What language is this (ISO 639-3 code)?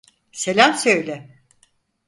tur